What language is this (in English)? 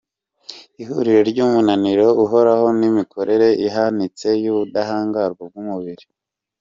Kinyarwanda